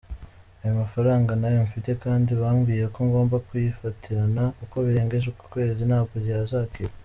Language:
Kinyarwanda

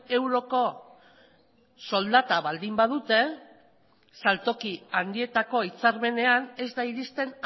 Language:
Basque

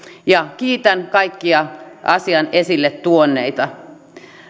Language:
Finnish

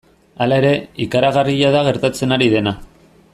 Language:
Basque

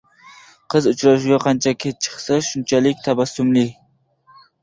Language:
Uzbek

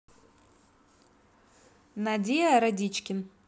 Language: Russian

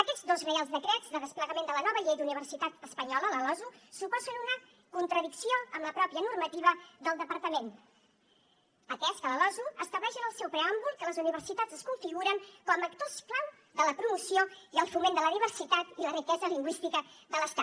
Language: Catalan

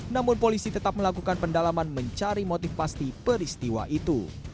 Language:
Indonesian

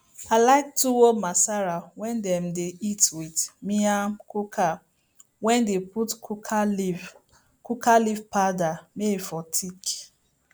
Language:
Nigerian Pidgin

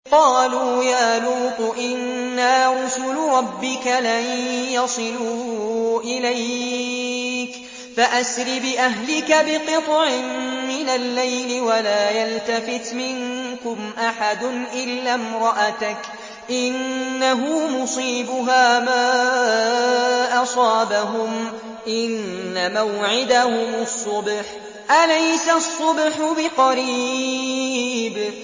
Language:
Arabic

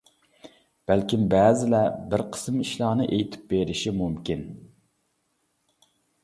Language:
Uyghur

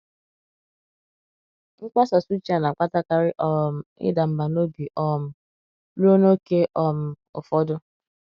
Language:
Igbo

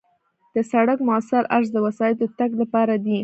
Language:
Pashto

